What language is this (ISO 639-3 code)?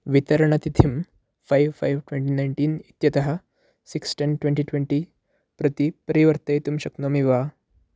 san